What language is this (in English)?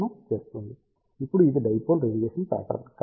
Telugu